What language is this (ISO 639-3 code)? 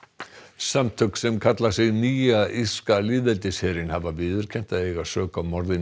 isl